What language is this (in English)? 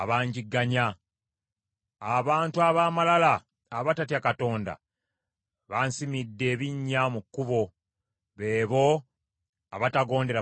Ganda